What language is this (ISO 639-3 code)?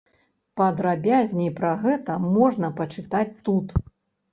bel